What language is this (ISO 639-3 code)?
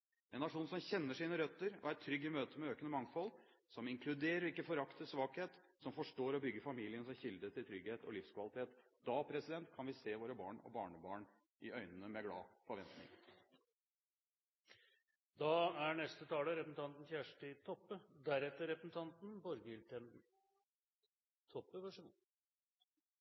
nob